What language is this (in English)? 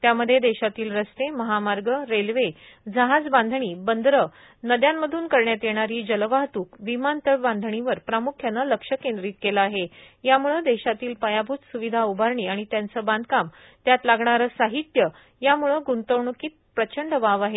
Marathi